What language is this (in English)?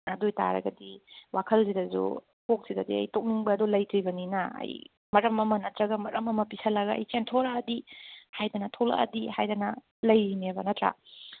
Manipuri